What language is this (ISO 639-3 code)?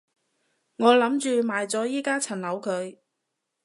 yue